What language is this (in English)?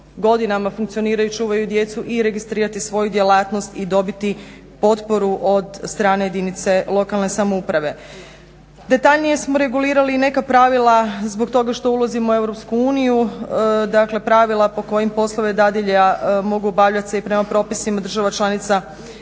Croatian